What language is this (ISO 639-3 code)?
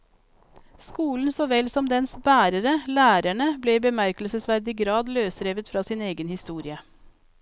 nor